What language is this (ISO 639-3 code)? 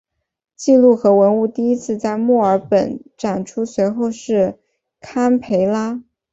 zho